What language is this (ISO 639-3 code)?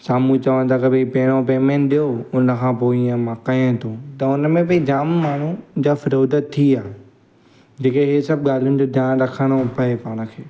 snd